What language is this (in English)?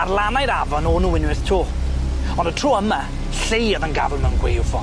Welsh